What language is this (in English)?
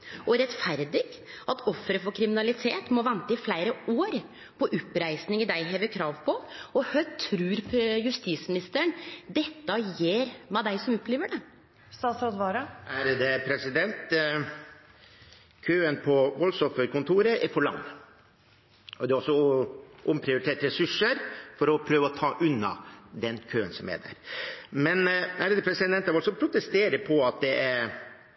Norwegian